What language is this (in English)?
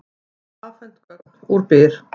Icelandic